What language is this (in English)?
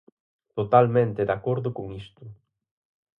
Galician